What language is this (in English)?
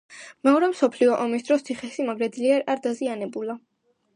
Georgian